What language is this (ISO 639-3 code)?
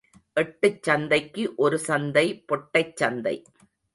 tam